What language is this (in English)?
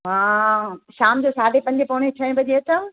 Sindhi